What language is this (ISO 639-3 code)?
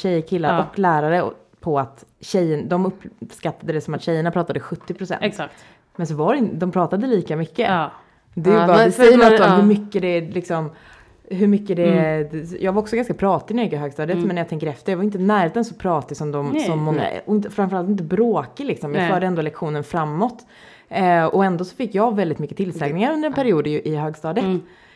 swe